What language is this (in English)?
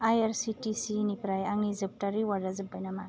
Bodo